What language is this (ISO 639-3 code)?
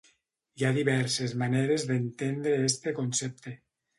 cat